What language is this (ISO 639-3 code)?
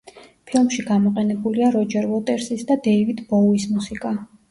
kat